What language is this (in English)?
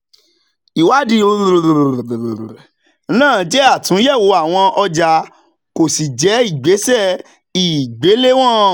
Yoruba